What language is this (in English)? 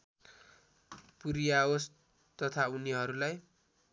Nepali